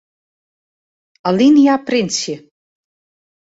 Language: Western Frisian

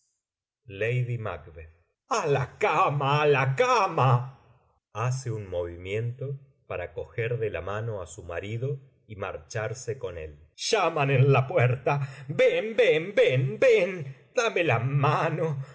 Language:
Spanish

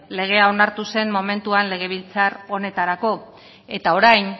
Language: Basque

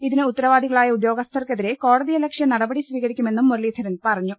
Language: Malayalam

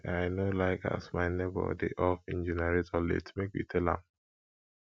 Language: Nigerian Pidgin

